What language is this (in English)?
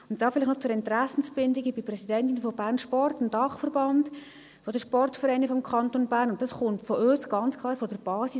Swiss German